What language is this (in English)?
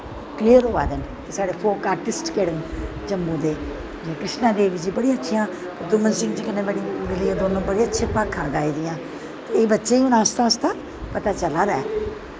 Dogri